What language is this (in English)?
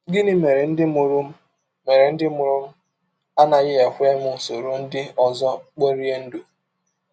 Igbo